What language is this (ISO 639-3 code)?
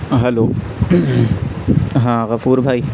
urd